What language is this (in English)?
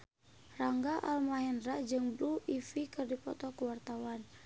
Sundanese